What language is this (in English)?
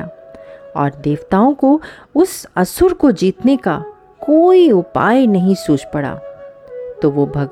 Hindi